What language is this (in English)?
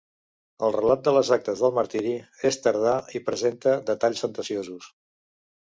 Catalan